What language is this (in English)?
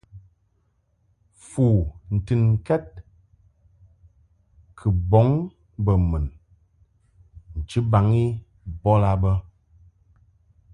Mungaka